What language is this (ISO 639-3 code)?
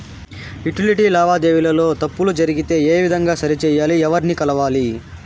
tel